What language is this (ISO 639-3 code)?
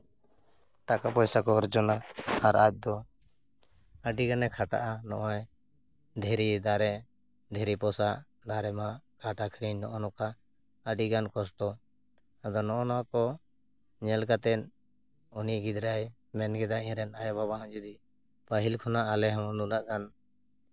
sat